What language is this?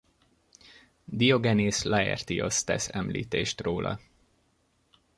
Hungarian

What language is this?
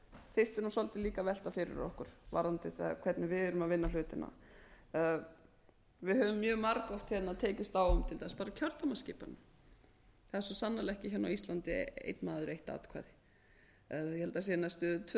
Icelandic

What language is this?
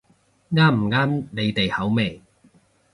Cantonese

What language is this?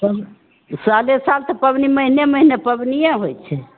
Maithili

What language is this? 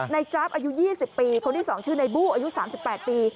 Thai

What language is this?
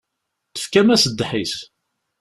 Kabyle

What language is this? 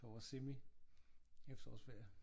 Danish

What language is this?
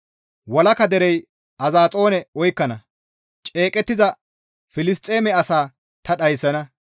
Gamo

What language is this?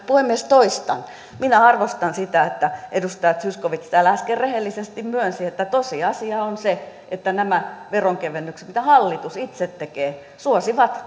Finnish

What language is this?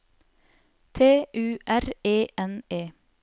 Norwegian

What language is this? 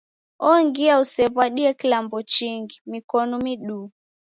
Taita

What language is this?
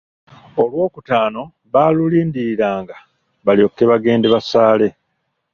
Ganda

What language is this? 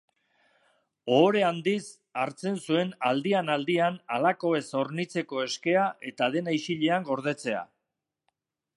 Basque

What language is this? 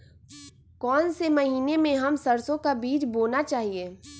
Magahi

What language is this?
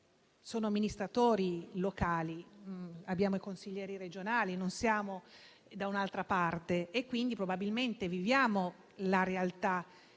Italian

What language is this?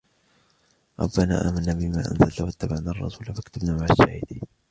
Arabic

